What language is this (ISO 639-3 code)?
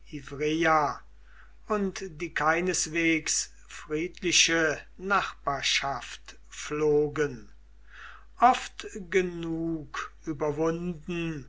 deu